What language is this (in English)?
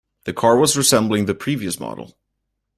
English